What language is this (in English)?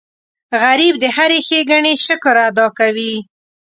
Pashto